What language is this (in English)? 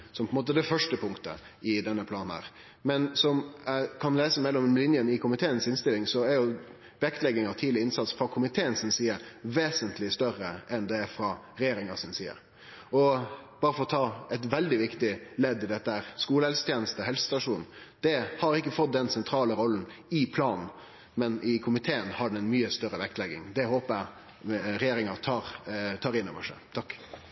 Norwegian Nynorsk